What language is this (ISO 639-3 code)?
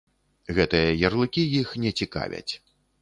bel